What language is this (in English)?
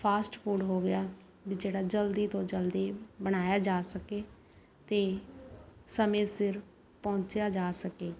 Punjabi